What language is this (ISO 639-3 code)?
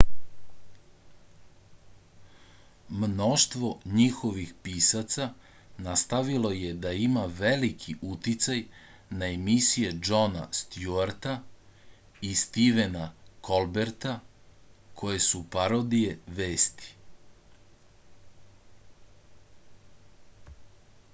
srp